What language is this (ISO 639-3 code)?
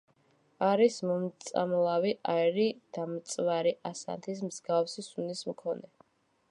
kat